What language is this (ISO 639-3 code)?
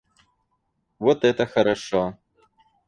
rus